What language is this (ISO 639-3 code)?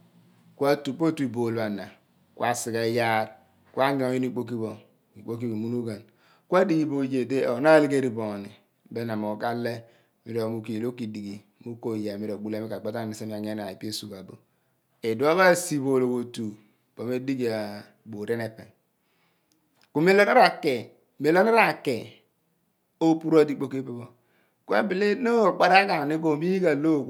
abn